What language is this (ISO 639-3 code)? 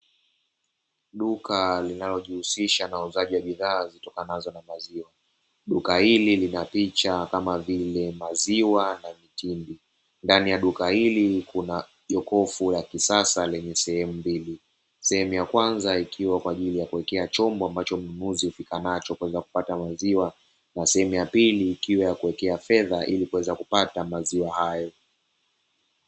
swa